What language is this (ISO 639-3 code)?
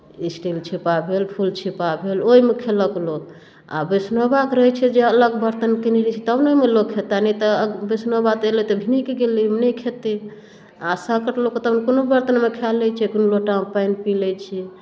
mai